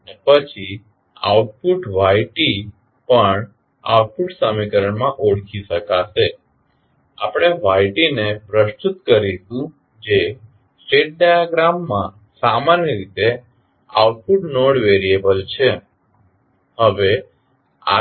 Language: Gujarati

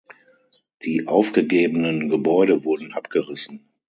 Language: German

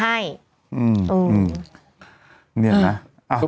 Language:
Thai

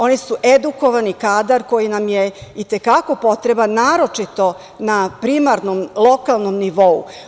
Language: Serbian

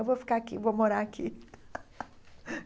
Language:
Portuguese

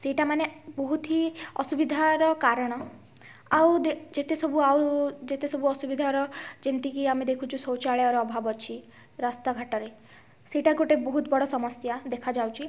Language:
Odia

